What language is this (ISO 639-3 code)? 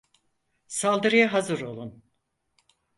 tur